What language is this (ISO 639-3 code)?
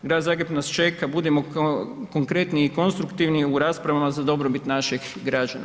hrv